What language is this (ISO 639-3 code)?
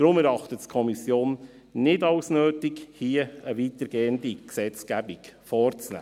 gsw